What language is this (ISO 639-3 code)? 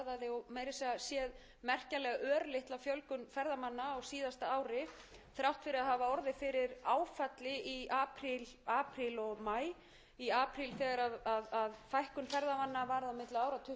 isl